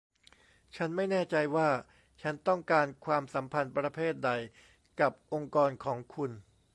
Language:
Thai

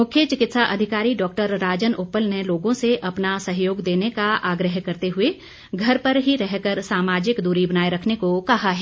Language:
Hindi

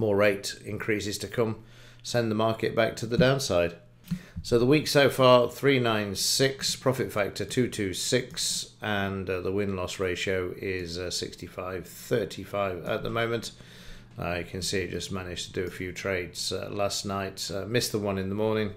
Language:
English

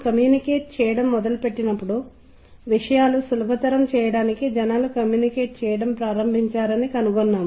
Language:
Telugu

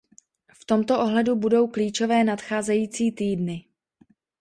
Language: Czech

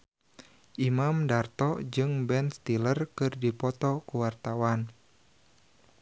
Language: Sundanese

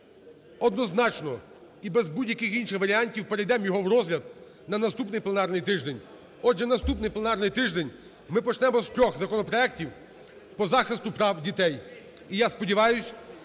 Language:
Ukrainian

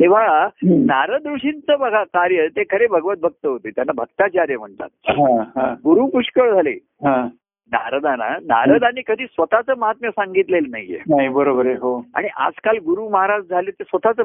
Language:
Marathi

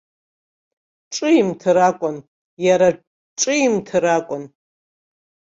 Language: Abkhazian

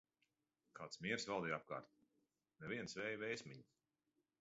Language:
Latvian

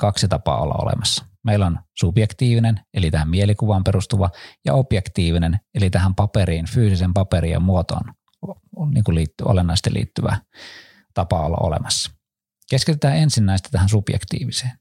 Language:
Finnish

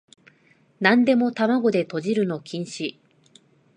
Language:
Japanese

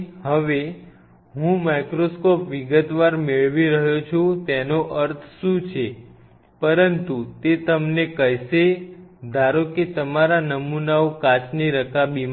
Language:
Gujarati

